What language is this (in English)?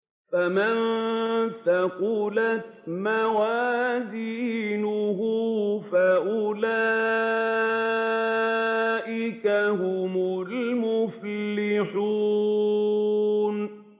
Arabic